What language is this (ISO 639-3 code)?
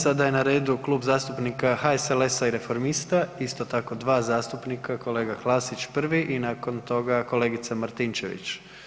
hrv